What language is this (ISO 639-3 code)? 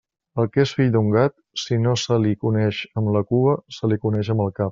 cat